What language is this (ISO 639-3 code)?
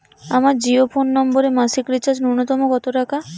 ben